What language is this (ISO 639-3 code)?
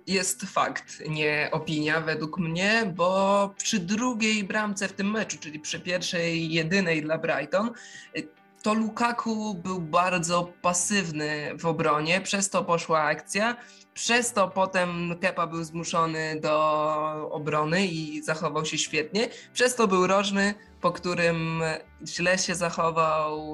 pol